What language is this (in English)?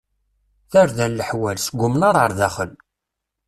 Kabyle